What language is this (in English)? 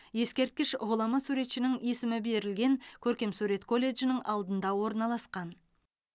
Kazakh